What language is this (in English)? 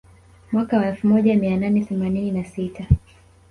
Swahili